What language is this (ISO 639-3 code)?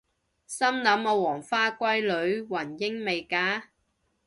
yue